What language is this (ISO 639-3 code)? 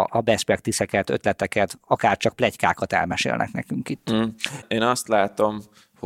hun